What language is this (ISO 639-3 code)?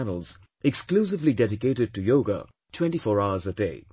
eng